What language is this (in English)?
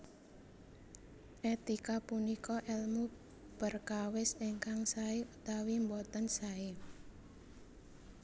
Javanese